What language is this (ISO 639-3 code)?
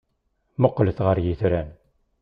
kab